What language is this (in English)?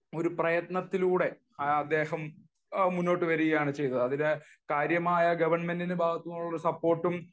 Malayalam